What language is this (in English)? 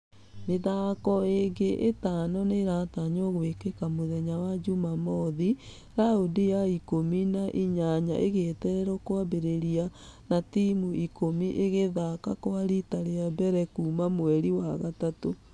Kikuyu